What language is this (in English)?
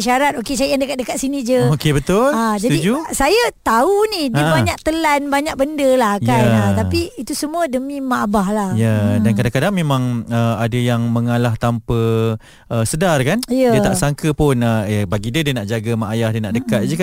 Malay